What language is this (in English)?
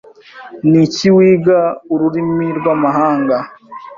Kinyarwanda